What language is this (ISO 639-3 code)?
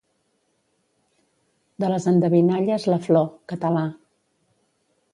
cat